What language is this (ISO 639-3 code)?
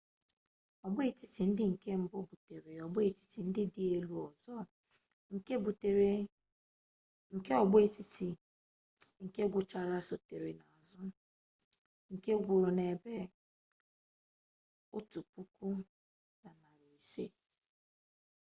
ibo